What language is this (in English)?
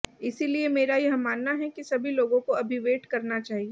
Hindi